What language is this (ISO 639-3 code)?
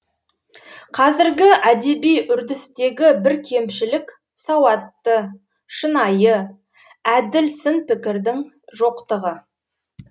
kaz